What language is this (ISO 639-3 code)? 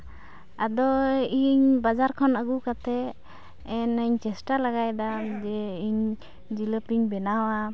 sat